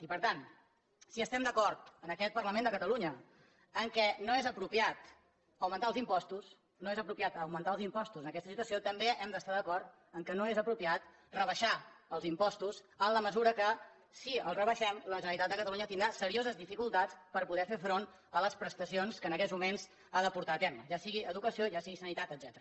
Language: Catalan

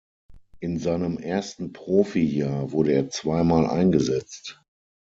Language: German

